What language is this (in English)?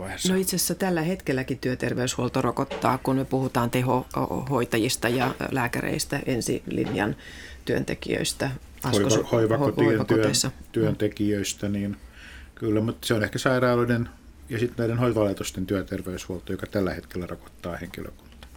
Finnish